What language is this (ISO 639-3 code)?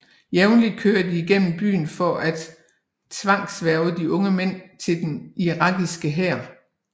dan